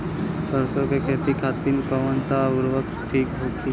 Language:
Bhojpuri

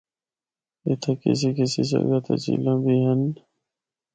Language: Northern Hindko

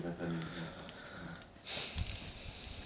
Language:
English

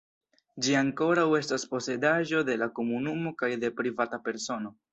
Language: Esperanto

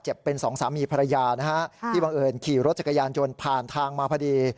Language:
Thai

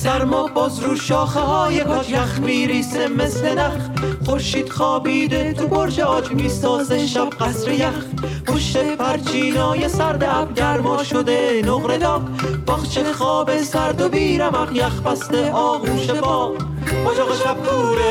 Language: Persian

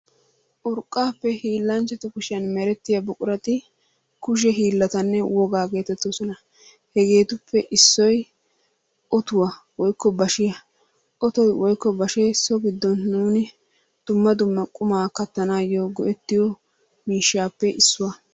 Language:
Wolaytta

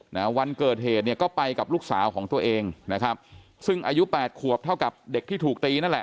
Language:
Thai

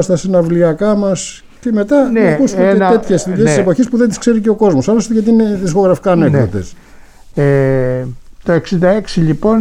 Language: Greek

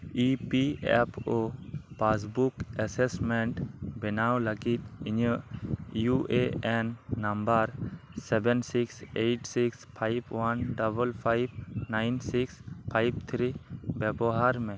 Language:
Santali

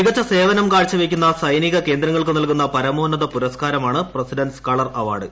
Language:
Malayalam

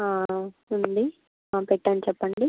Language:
Telugu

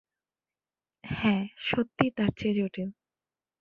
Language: Bangla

